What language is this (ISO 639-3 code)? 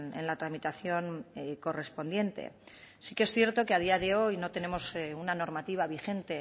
spa